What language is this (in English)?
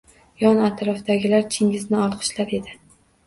Uzbek